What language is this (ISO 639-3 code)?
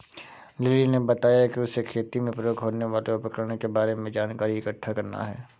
hin